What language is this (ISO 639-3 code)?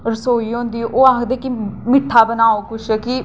doi